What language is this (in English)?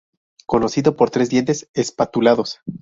Spanish